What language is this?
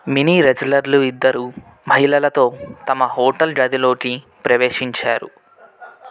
Telugu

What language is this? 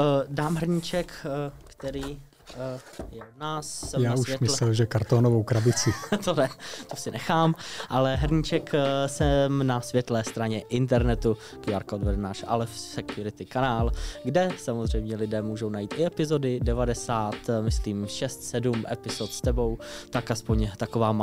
Czech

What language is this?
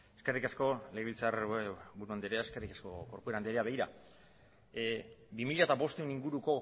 Basque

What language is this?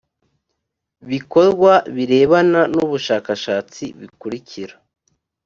Kinyarwanda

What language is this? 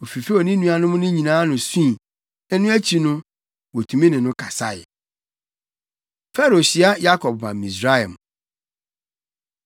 Akan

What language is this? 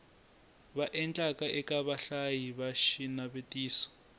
Tsonga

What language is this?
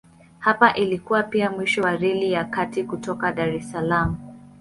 Swahili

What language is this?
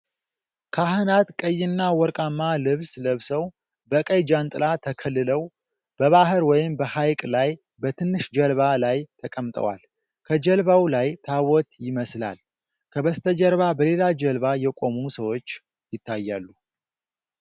Amharic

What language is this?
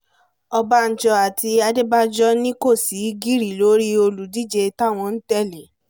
Yoruba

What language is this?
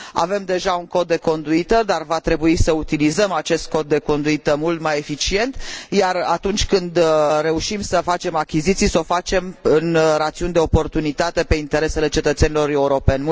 Romanian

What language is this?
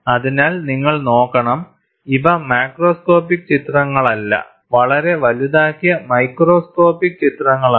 Malayalam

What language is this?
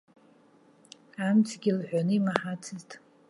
Abkhazian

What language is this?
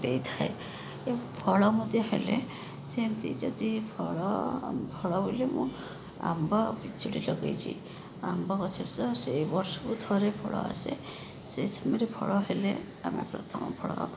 Odia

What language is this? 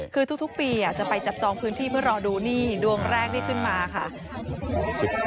Thai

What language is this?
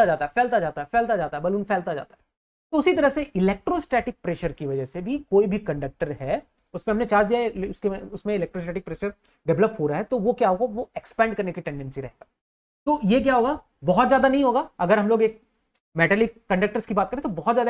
Hindi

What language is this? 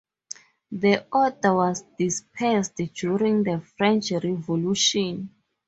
English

